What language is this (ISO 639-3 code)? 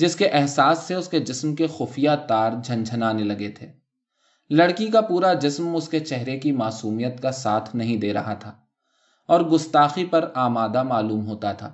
urd